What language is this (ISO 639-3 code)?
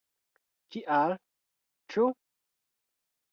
epo